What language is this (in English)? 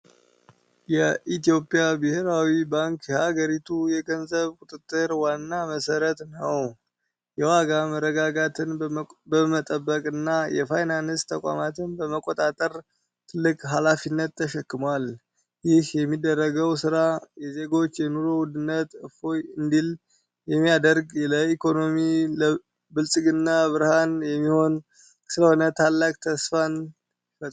Amharic